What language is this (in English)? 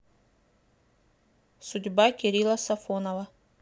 Russian